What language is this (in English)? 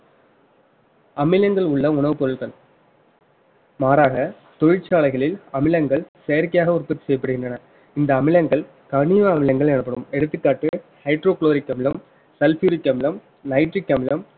Tamil